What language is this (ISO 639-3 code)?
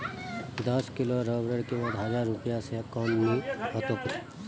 mag